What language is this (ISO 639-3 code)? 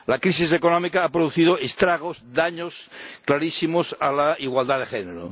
spa